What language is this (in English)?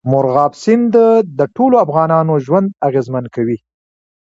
Pashto